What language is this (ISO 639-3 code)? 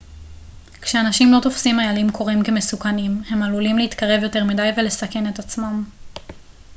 heb